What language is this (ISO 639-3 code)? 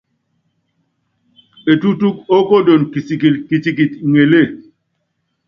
yav